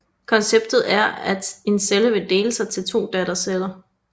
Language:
Danish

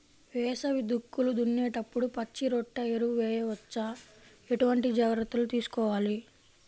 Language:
Telugu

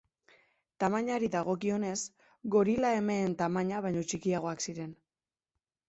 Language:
Basque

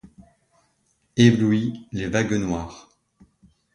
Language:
French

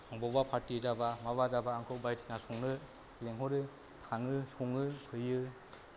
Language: Bodo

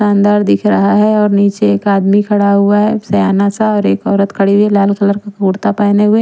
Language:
Hindi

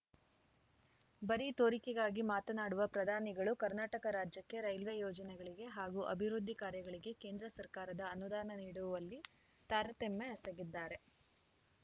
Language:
Kannada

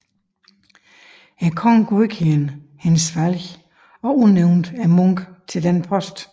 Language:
Danish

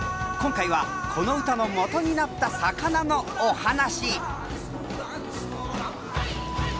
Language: Japanese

